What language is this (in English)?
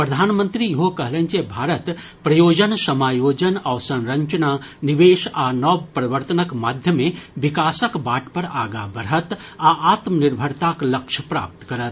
Maithili